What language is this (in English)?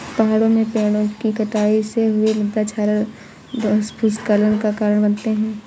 Hindi